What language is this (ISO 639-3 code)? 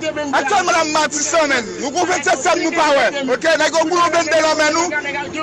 fra